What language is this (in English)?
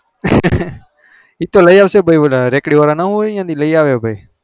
Gujarati